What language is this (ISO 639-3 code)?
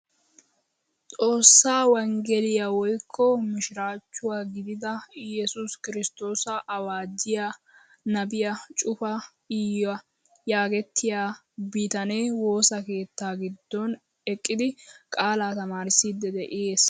wal